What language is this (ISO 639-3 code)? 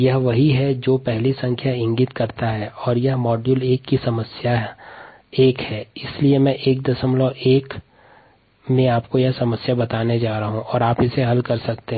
hin